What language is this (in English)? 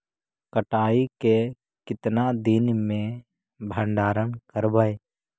Magahi